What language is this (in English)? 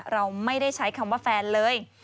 Thai